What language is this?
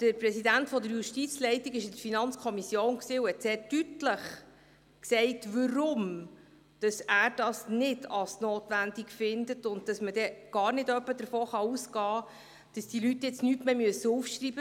Swiss German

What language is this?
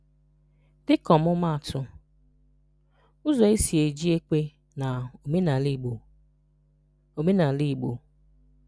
Igbo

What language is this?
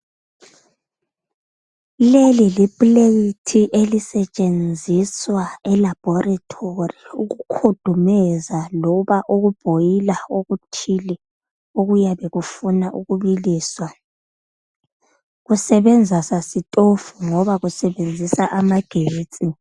North Ndebele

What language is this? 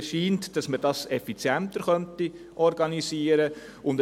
Swiss German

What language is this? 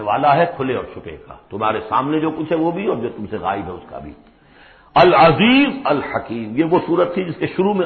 Urdu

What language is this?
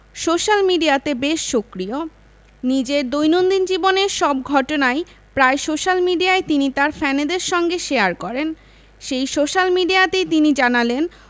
Bangla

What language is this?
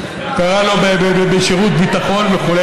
Hebrew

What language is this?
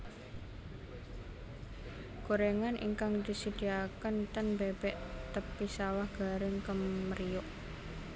Javanese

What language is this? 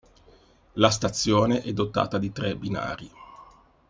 Italian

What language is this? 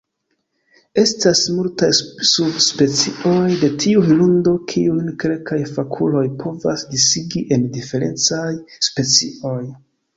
Esperanto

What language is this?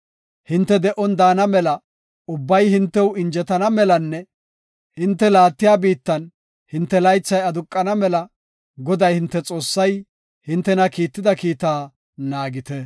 Gofa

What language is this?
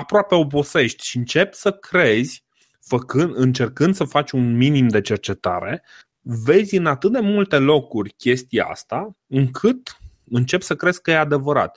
Romanian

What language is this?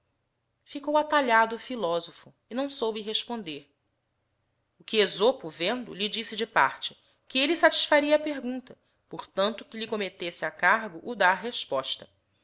Portuguese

